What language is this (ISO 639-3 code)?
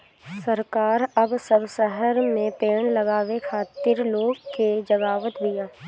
bho